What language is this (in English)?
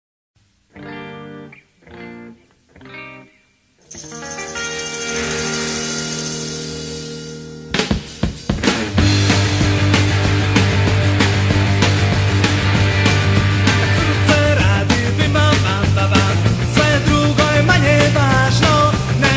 Greek